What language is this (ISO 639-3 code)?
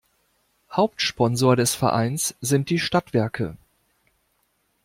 deu